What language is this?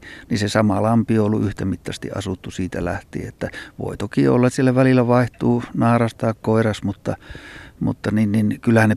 Finnish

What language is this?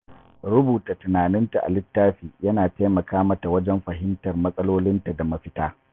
Hausa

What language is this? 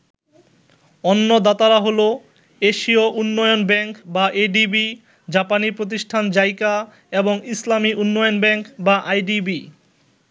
Bangla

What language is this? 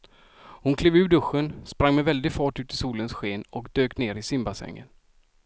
Swedish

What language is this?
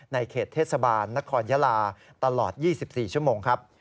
Thai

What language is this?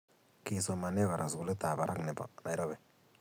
Kalenjin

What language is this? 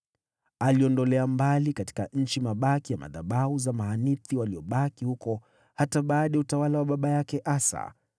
Swahili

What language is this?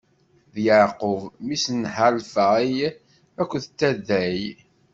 Kabyle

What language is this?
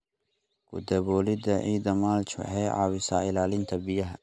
Somali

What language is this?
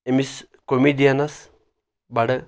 Kashmiri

